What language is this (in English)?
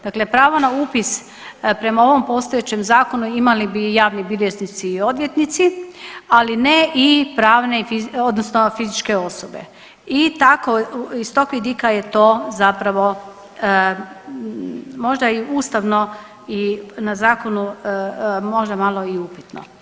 Croatian